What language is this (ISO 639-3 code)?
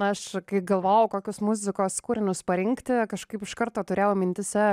lit